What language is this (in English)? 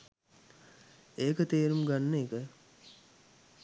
Sinhala